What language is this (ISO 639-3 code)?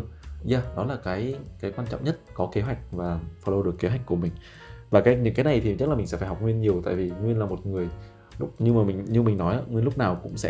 vie